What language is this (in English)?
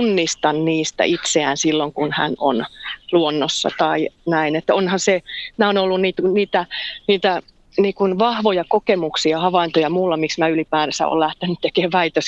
Finnish